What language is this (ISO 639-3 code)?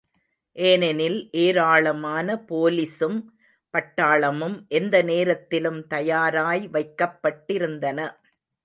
tam